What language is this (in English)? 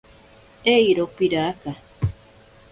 Ashéninka Perené